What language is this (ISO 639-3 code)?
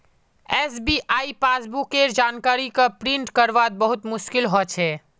mag